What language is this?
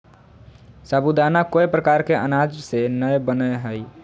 Magahi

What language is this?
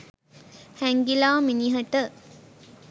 Sinhala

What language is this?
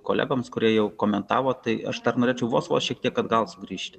Lithuanian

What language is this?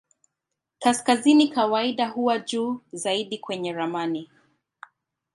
Swahili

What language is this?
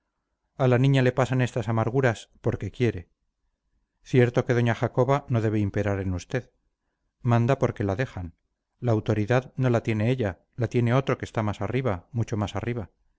Spanish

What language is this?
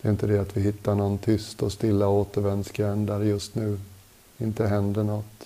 Swedish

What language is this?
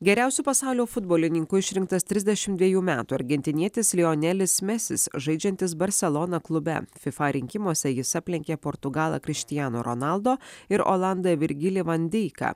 Lithuanian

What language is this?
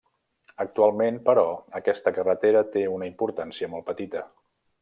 Catalan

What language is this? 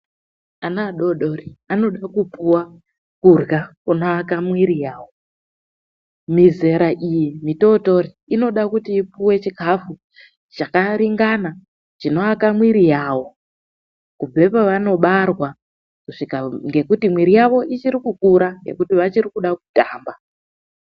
Ndau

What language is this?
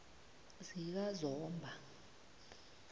South Ndebele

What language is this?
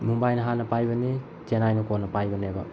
Manipuri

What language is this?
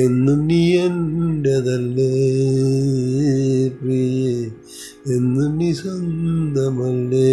Malayalam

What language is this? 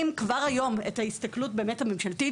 Hebrew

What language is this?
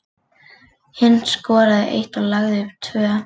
Icelandic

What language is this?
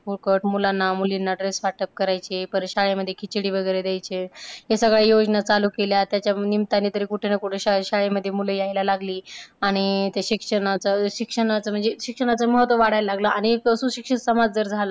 Marathi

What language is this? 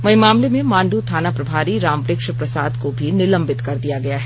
Hindi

